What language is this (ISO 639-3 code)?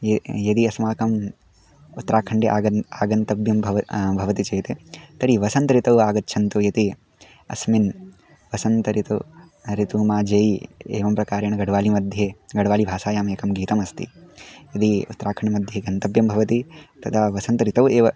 san